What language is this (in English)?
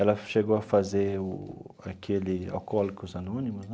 Portuguese